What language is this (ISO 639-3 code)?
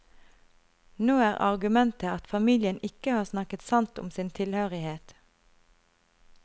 nor